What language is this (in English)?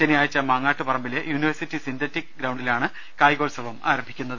Malayalam